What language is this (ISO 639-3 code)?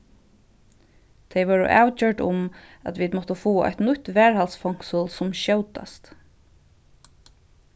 fao